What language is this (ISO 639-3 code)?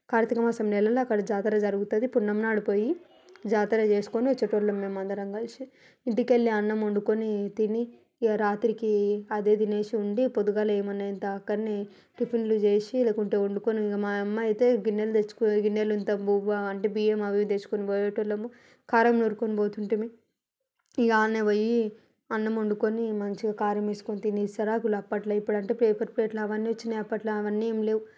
tel